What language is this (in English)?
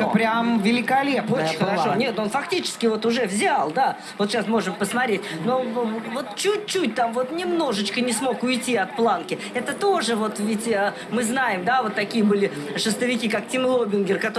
Russian